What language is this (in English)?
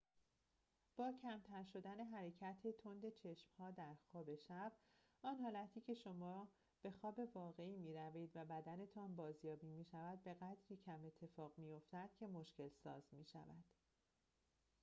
Persian